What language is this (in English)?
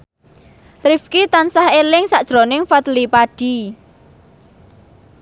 Javanese